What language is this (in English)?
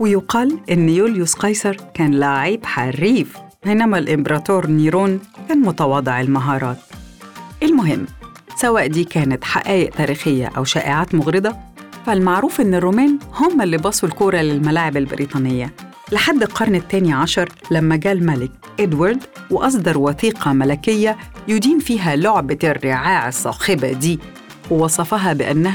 Arabic